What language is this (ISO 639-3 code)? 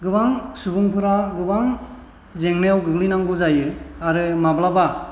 brx